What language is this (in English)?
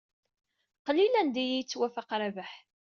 Kabyle